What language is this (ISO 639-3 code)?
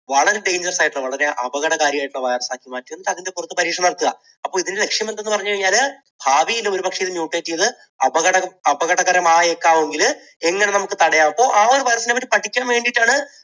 mal